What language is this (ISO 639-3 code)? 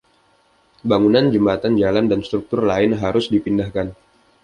ind